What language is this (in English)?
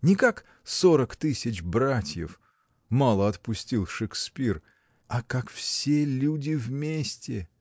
Russian